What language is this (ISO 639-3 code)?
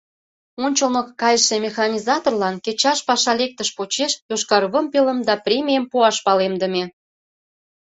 chm